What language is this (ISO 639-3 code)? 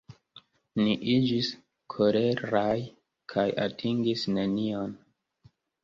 epo